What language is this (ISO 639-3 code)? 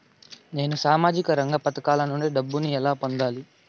tel